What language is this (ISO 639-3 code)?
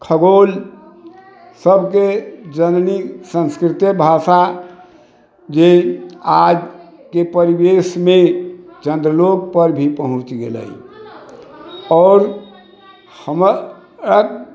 mai